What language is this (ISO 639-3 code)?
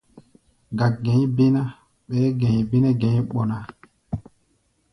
gba